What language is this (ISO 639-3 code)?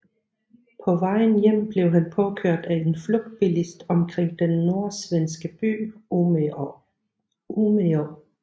dan